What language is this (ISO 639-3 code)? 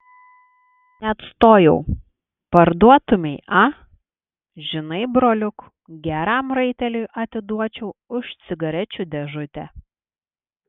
lit